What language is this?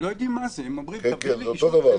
Hebrew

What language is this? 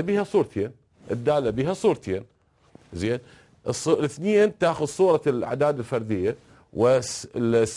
Arabic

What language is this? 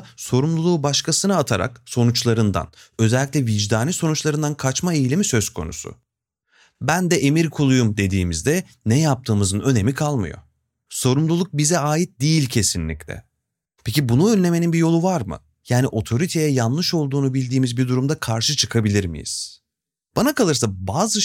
Turkish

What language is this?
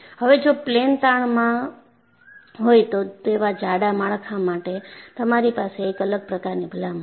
Gujarati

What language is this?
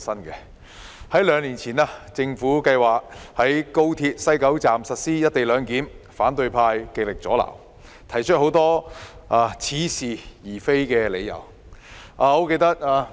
Cantonese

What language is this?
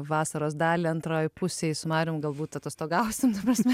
Lithuanian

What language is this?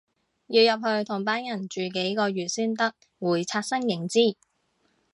Cantonese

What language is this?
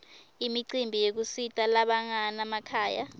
Swati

